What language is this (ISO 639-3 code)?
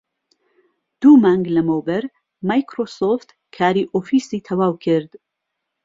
ckb